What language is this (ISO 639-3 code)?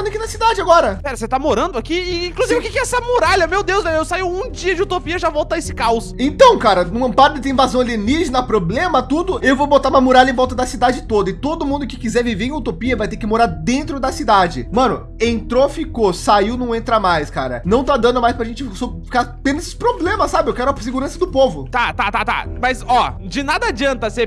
por